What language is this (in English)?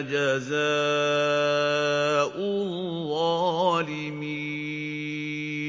Arabic